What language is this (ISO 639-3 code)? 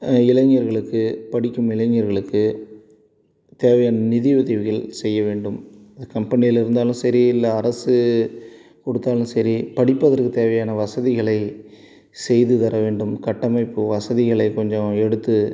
tam